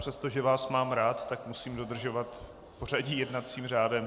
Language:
Czech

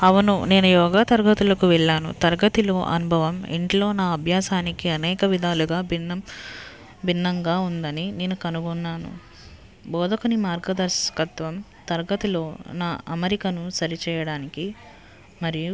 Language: Telugu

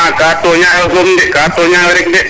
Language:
Serer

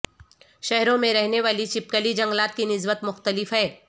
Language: Urdu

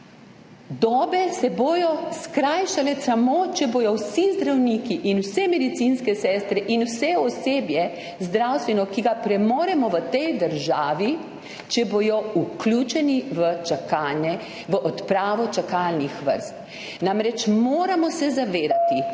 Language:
Slovenian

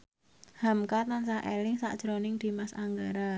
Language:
Javanese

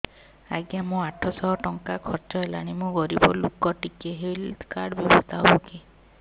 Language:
Odia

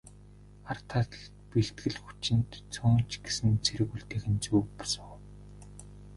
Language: Mongolian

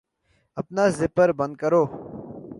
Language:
Urdu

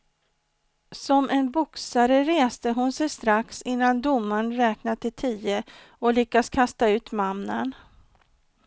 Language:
Swedish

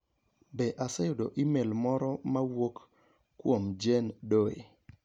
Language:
Luo (Kenya and Tanzania)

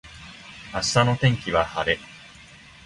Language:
Japanese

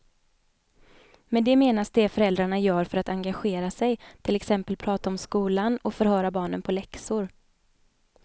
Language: Swedish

